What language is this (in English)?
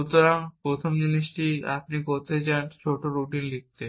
Bangla